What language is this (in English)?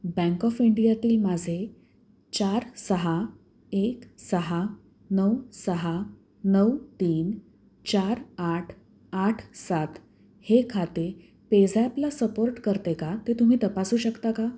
Marathi